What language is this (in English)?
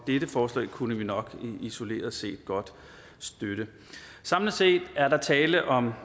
Danish